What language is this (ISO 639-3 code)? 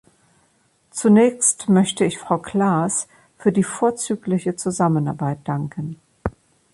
deu